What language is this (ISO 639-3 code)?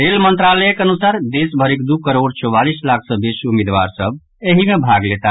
mai